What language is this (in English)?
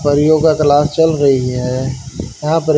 Hindi